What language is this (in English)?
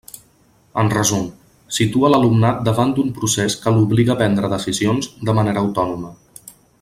Catalan